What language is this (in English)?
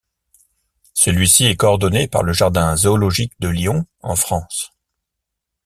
French